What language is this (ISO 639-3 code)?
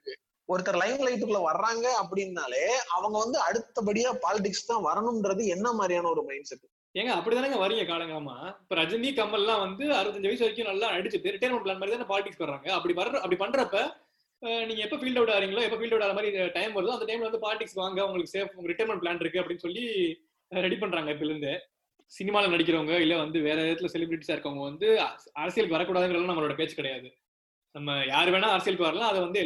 tam